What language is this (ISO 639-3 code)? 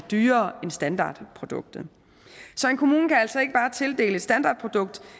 dan